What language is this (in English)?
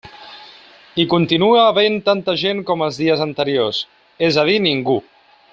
Catalan